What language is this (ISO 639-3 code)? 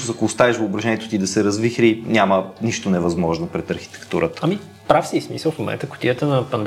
bul